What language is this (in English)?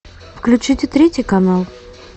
Russian